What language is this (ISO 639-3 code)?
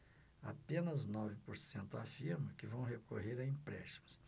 por